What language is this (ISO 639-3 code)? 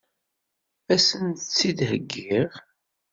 kab